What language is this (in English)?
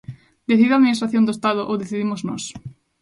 Galician